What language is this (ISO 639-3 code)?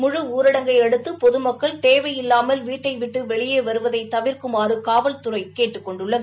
tam